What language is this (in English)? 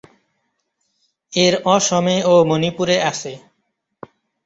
Bangla